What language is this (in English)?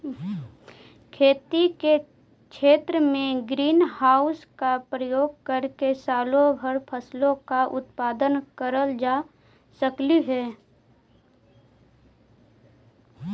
Magahi